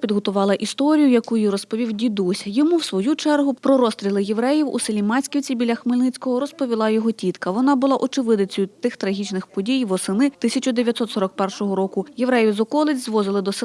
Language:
Ukrainian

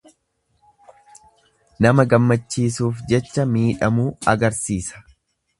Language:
Oromo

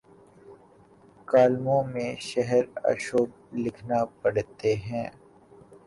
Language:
Urdu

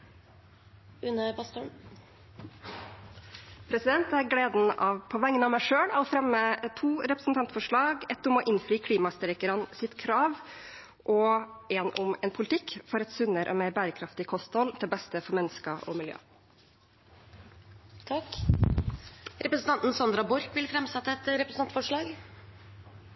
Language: Norwegian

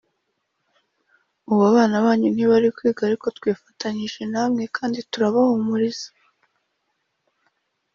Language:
Kinyarwanda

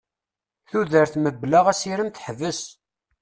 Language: Kabyle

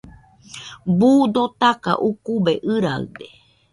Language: Nüpode Huitoto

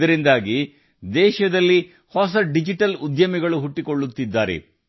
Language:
Kannada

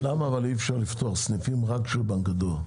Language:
Hebrew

